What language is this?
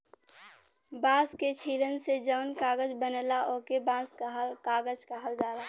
Bhojpuri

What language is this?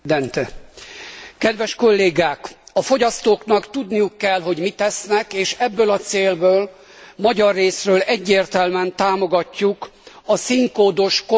Hungarian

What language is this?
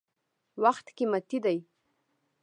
Pashto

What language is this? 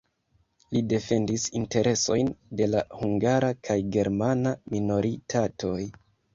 Esperanto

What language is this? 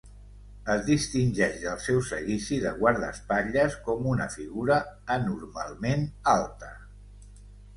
Catalan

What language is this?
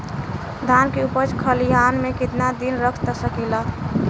Bhojpuri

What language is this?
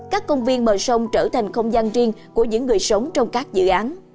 Vietnamese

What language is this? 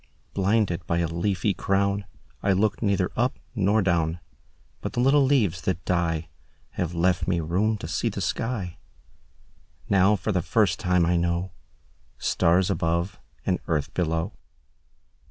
English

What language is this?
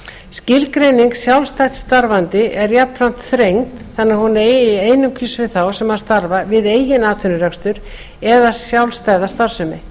Icelandic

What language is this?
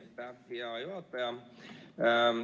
Estonian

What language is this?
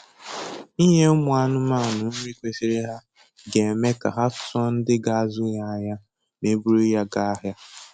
Igbo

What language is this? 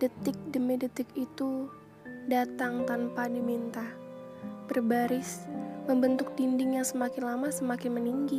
Indonesian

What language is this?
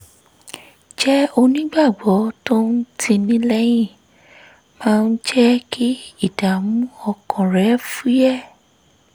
Yoruba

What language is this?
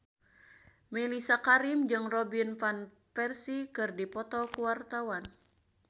Sundanese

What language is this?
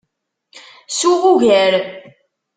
Kabyle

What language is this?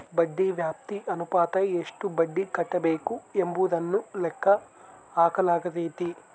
Kannada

